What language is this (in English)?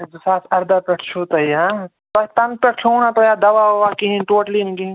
Kashmiri